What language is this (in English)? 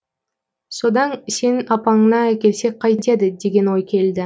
Kazakh